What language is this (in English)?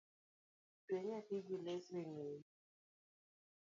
Luo (Kenya and Tanzania)